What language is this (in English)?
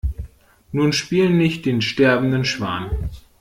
German